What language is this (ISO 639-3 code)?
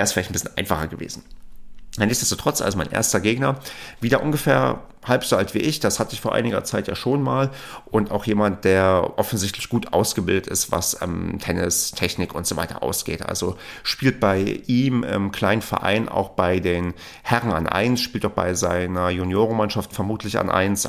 deu